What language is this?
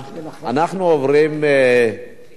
Hebrew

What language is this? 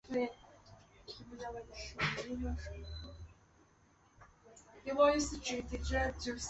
Chinese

